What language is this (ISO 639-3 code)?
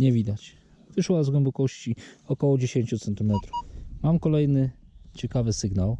pol